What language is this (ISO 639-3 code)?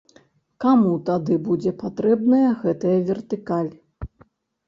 bel